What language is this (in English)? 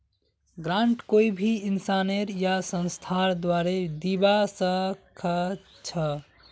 Magahi